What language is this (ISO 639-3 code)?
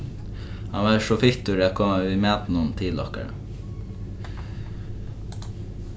fao